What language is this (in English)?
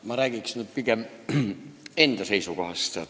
Estonian